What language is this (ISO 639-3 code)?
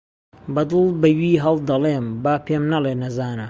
ckb